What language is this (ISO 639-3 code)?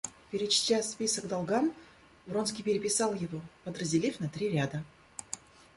rus